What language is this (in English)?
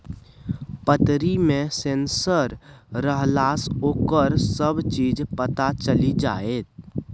Maithili